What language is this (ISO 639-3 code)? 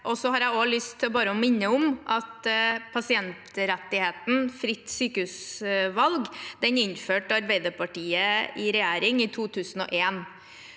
nor